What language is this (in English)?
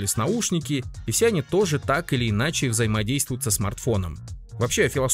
Russian